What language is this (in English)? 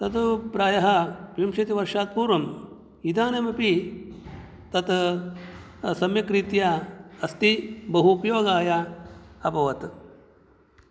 Sanskrit